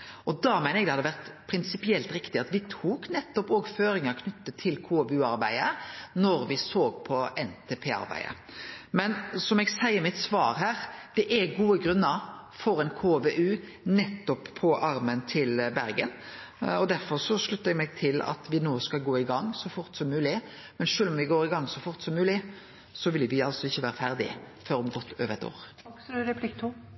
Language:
Norwegian Nynorsk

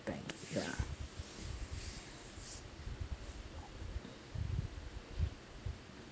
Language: English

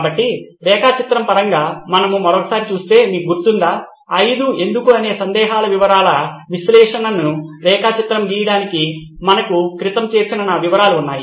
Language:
Telugu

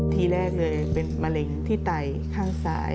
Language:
Thai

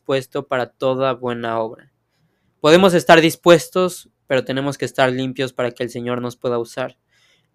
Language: Spanish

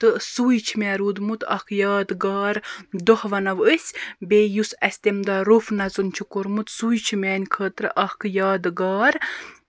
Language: Kashmiri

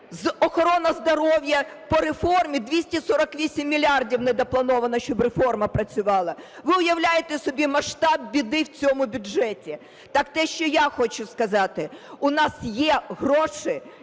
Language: Ukrainian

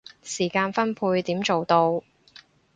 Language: Cantonese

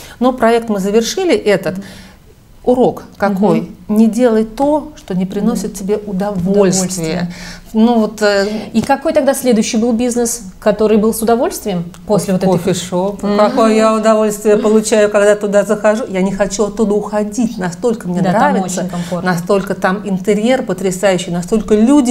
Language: Russian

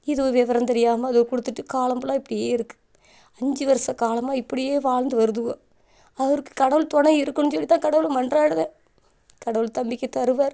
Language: Tamil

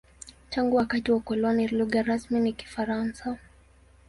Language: Swahili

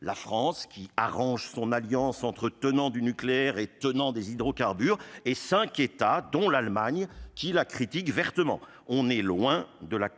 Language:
French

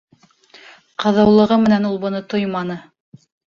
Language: Bashkir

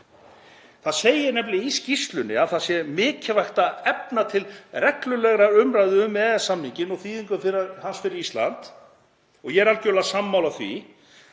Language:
Icelandic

